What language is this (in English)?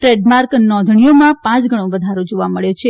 Gujarati